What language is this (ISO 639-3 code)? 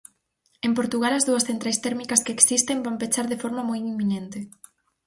glg